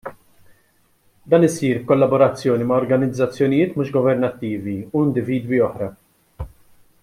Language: Maltese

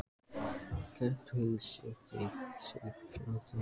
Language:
Icelandic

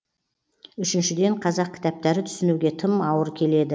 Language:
Kazakh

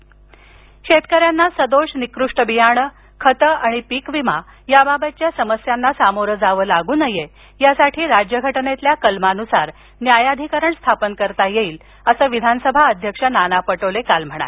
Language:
Marathi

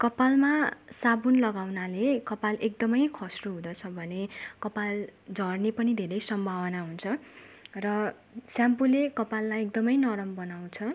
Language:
Nepali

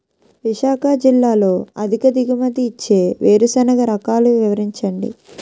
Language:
Telugu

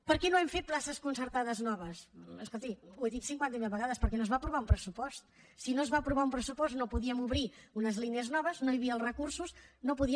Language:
Catalan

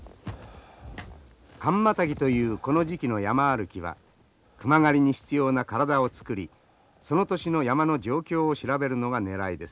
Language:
Japanese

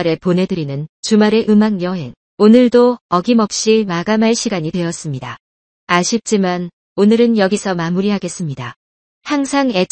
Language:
Korean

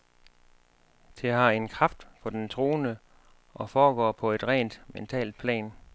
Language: Danish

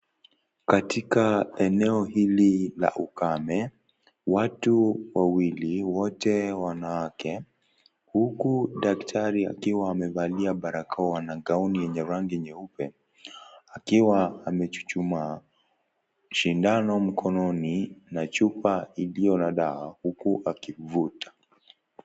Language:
Swahili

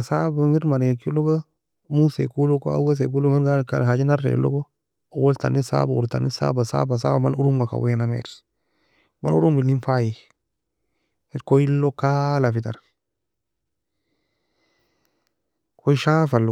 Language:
Nobiin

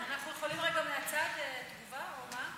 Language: Hebrew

